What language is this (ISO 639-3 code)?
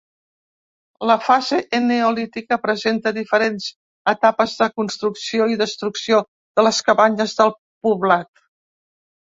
cat